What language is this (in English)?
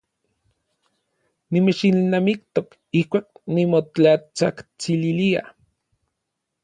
Orizaba Nahuatl